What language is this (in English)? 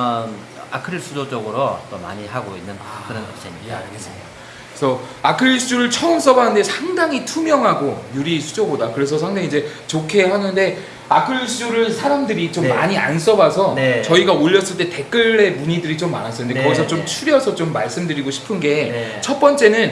Korean